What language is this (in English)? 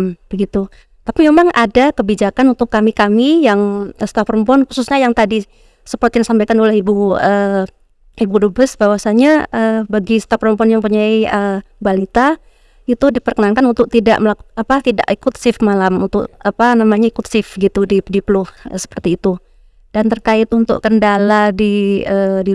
Indonesian